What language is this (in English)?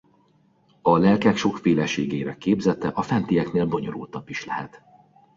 Hungarian